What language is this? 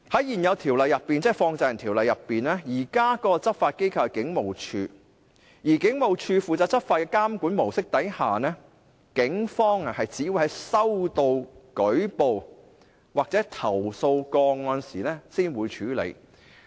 Cantonese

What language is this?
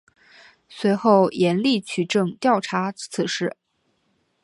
Chinese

